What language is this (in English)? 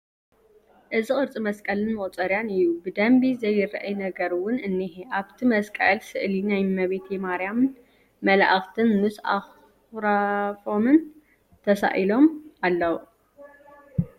Tigrinya